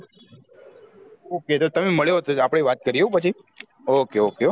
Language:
Gujarati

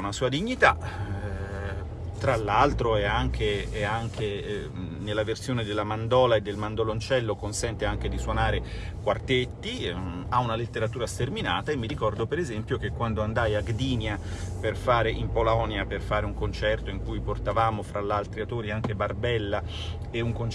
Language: Italian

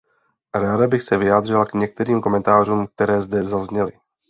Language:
Czech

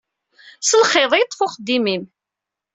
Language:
Kabyle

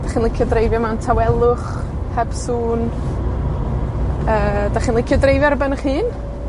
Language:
Welsh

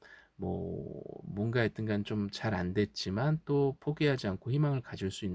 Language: Korean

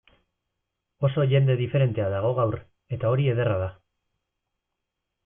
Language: Basque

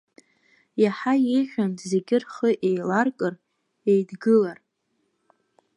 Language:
Abkhazian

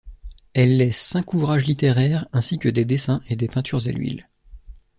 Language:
French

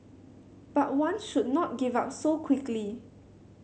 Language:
English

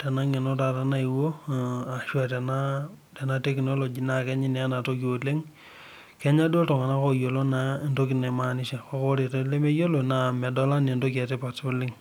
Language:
Masai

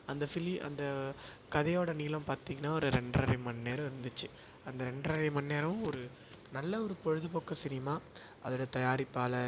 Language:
Tamil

